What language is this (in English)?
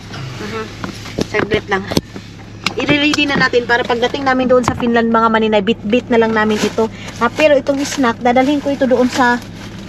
Filipino